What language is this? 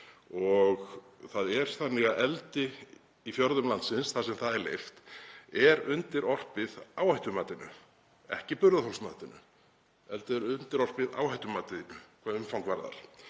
Icelandic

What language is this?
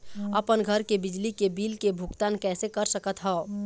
Chhattisgarhi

